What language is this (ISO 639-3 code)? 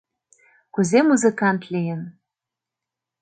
chm